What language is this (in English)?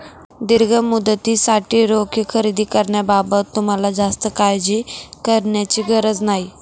Marathi